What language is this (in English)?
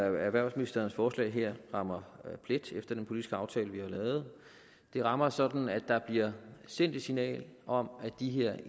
Danish